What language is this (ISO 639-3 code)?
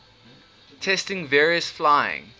eng